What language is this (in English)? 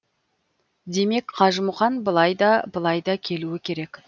Kazakh